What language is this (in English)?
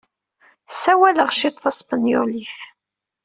Kabyle